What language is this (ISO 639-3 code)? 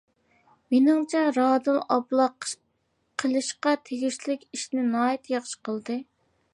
uig